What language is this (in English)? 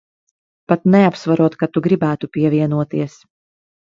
Latvian